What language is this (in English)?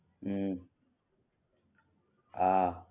Gujarati